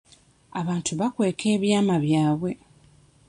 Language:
Ganda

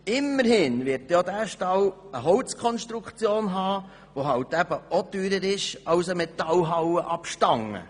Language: Swiss German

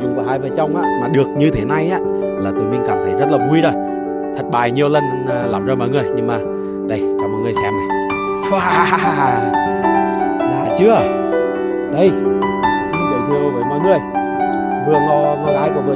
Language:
Vietnamese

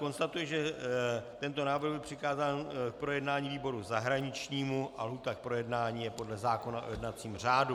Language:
Czech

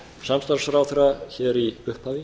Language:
Icelandic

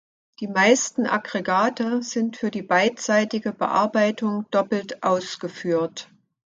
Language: German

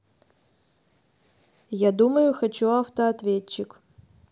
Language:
Russian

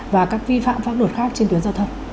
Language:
Vietnamese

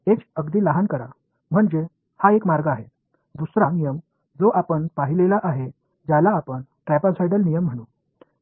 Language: Marathi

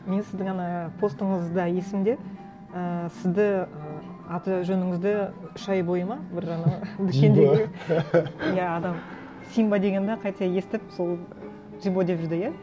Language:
Kazakh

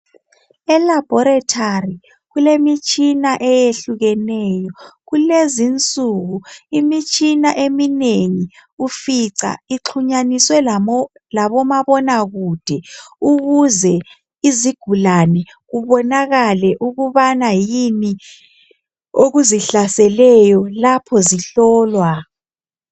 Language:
North Ndebele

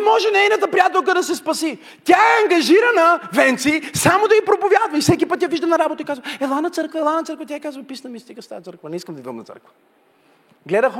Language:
Bulgarian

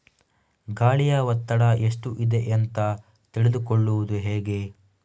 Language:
Kannada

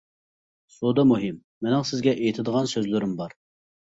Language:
Uyghur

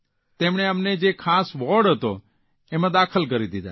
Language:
Gujarati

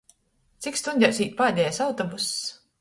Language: Latgalian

